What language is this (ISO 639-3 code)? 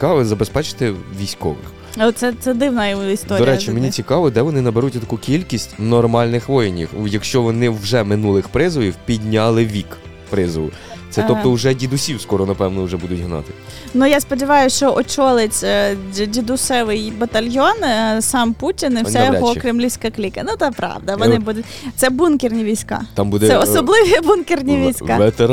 ukr